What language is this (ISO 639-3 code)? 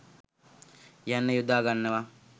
sin